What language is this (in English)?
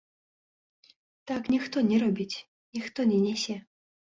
Belarusian